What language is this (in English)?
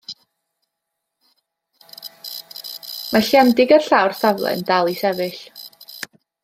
Welsh